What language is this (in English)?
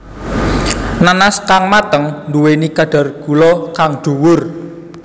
Javanese